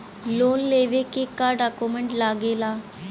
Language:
Bhojpuri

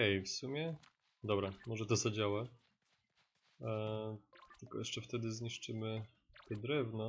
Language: Polish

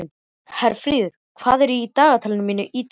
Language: Icelandic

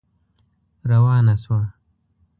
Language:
Pashto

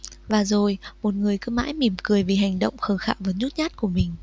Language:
Vietnamese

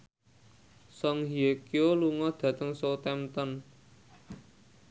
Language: Javanese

